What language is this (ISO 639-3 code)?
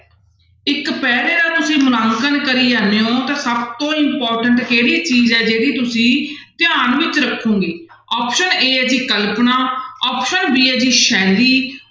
pan